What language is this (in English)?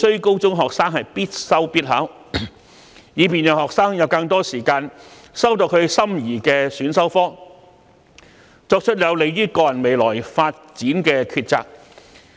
Cantonese